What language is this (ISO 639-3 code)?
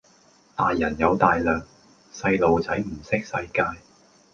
yue